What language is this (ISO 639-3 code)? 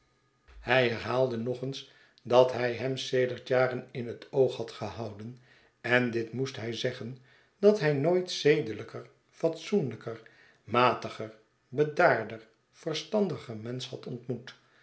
nld